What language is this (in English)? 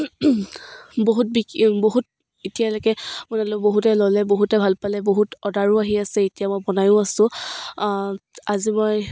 Assamese